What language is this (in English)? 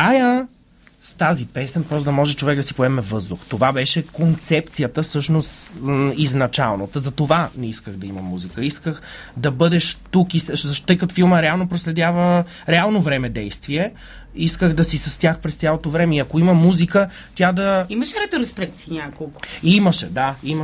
Bulgarian